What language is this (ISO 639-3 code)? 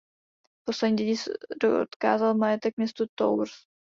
ces